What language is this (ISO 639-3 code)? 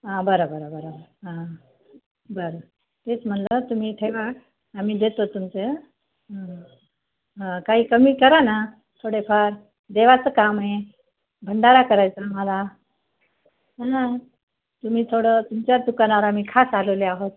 mar